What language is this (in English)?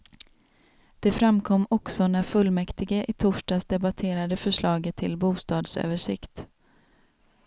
Swedish